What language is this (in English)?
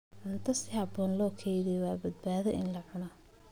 Somali